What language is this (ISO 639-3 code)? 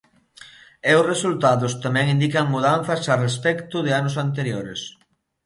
glg